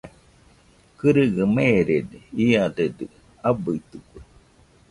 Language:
Nüpode Huitoto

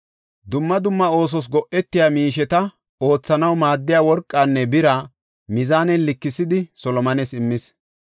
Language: Gofa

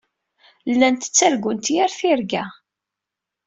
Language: Kabyle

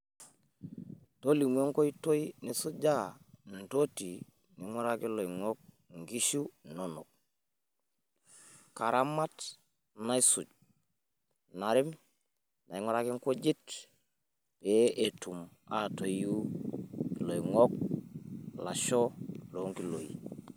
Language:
Masai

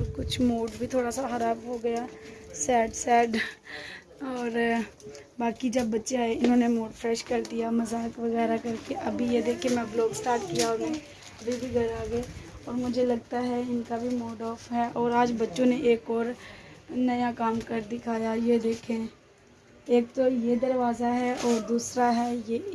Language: Hindi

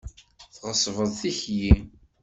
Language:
Kabyle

